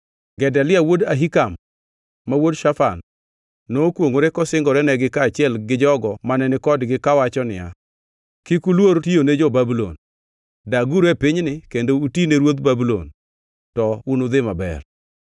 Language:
Luo (Kenya and Tanzania)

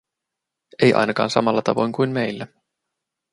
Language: Finnish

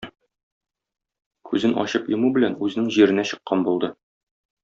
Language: Tatar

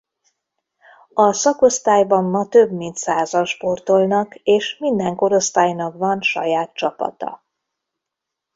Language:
Hungarian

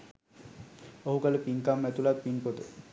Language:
Sinhala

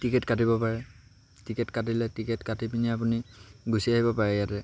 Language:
Assamese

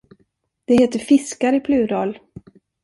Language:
Swedish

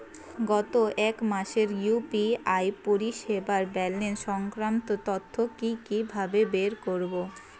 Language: Bangla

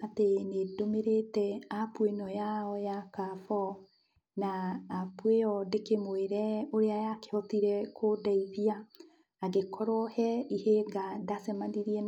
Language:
Kikuyu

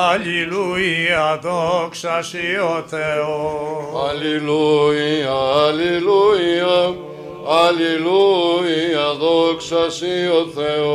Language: Greek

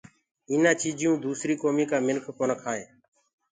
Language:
Gurgula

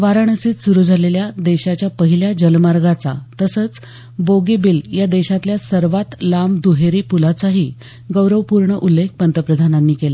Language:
Marathi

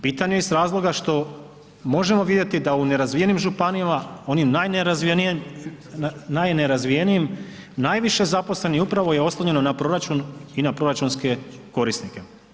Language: Croatian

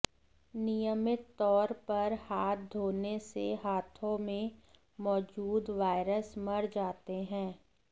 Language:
Hindi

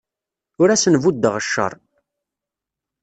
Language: Kabyle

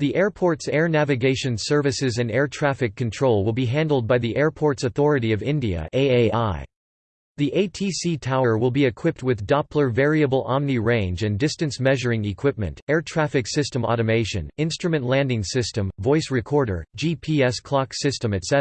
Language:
English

